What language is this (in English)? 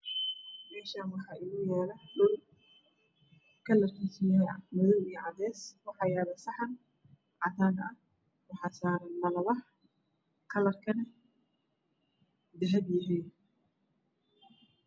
Somali